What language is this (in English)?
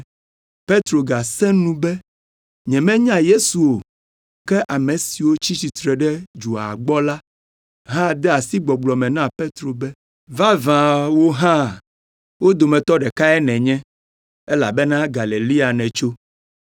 Ewe